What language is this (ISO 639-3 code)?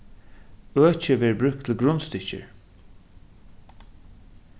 fao